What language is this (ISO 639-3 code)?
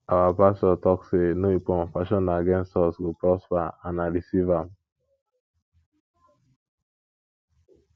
pcm